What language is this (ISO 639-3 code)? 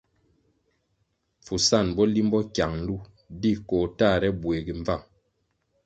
nmg